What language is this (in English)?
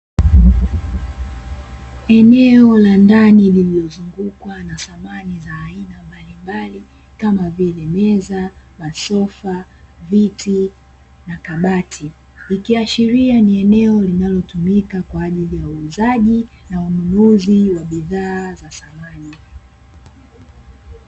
Swahili